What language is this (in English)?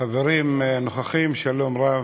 Hebrew